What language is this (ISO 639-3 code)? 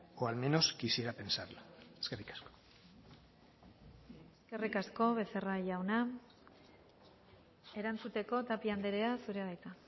eus